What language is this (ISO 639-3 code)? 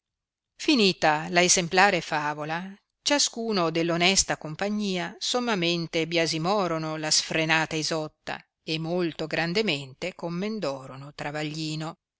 ita